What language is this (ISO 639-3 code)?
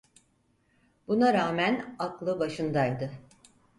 tur